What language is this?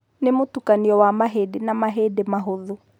Kikuyu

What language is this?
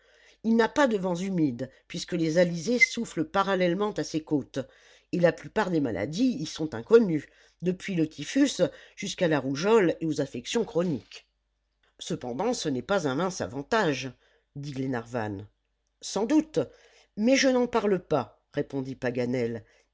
French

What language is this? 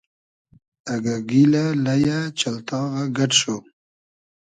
Hazaragi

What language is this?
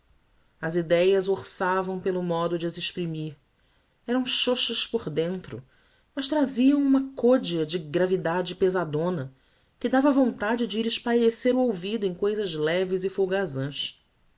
Portuguese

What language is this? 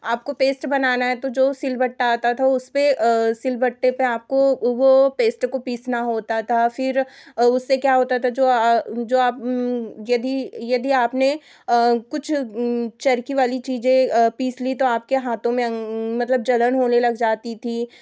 Hindi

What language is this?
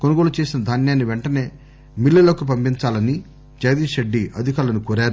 Telugu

